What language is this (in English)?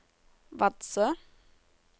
Norwegian